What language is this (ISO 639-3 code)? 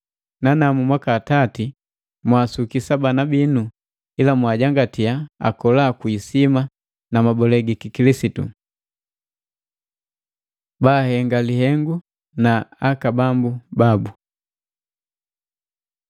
mgv